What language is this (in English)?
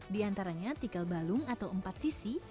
Indonesian